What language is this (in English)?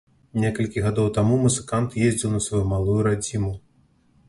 Belarusian